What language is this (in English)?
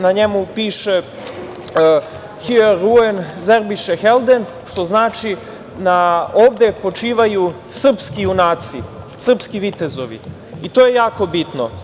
Serbian